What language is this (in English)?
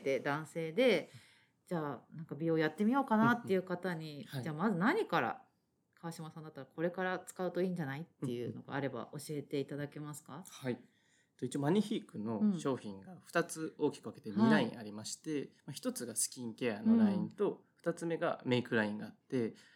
Japanese